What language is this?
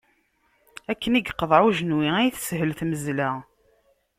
Kabyle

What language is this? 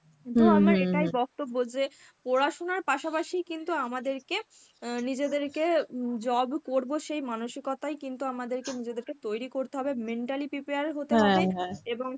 Bangla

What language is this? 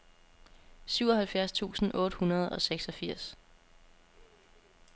Danish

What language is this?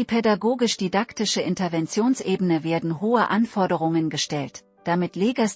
German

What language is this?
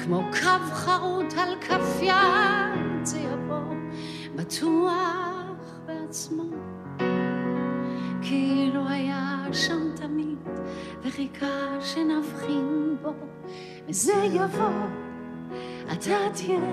Hebrew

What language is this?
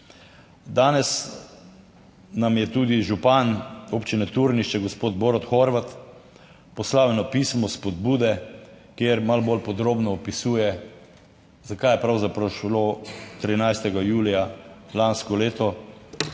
Slovenian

